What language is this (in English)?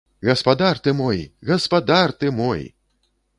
Belarusian